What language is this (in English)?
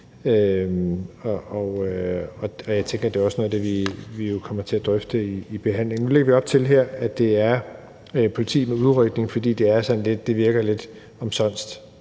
Danish